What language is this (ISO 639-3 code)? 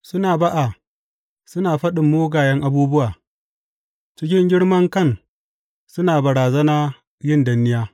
hau